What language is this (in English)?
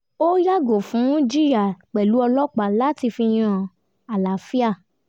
Yoruba